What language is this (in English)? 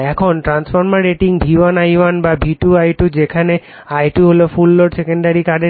Bangla